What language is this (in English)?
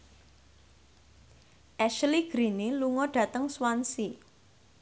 Javanese